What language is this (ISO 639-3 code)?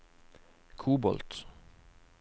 nor